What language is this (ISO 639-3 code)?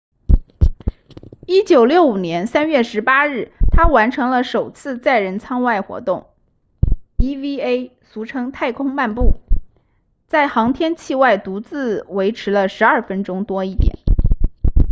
zho